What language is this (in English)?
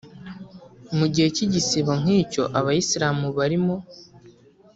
Kinyarwanda